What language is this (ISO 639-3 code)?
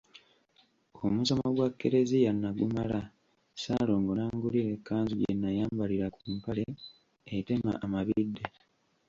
lug